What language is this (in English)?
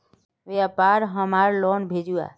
Magahi